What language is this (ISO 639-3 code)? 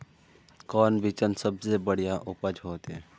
mag